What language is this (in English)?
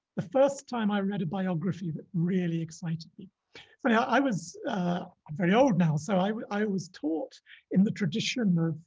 English